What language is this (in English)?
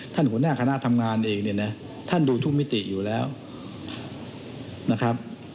Thai